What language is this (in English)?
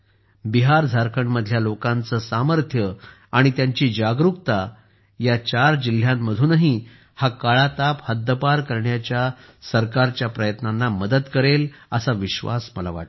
Marathi